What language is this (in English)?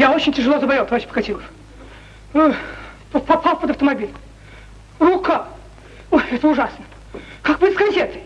Russian